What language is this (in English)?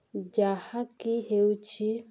Odia